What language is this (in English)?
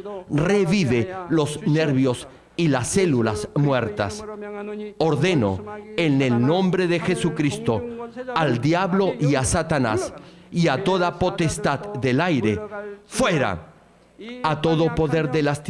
Spanish